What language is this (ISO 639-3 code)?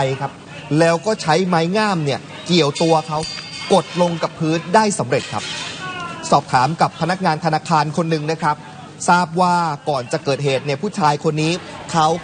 tha